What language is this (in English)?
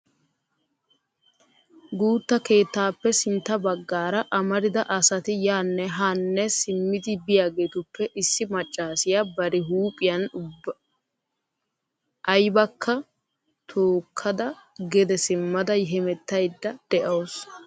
Wolaytta